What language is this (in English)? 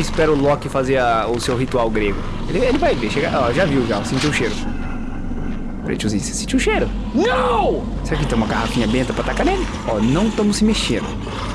Portuguese